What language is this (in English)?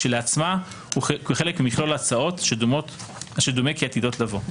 Hebrew